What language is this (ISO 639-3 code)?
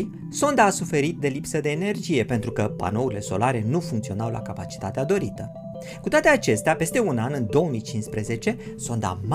ron